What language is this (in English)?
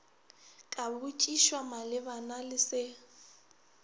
Northern Sotho